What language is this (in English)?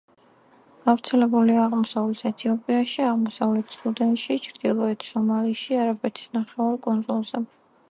Georgian